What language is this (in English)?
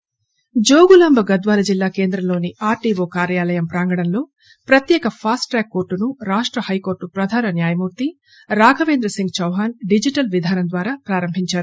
Telugu